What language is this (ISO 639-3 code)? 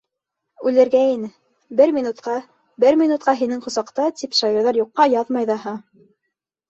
bak